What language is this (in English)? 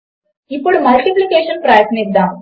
Telugu